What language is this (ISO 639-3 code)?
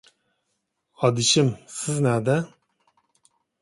uig